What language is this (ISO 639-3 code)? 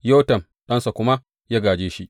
hau